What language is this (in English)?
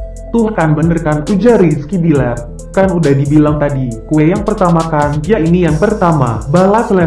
Indonesian